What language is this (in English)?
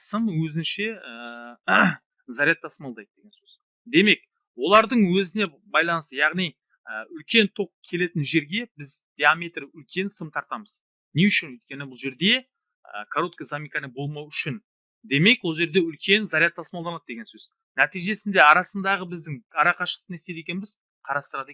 Turkish